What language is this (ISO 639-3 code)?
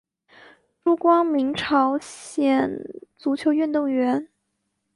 zho